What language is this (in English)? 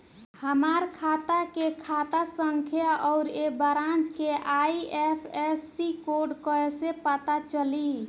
Bhojpuri